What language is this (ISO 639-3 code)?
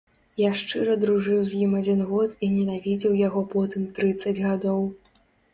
bel